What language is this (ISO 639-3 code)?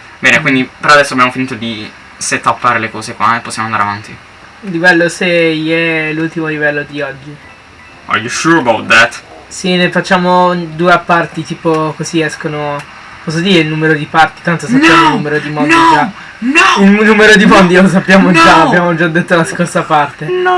ita